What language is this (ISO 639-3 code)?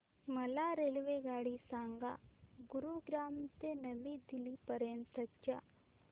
mar